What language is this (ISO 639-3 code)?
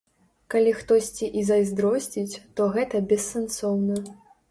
bel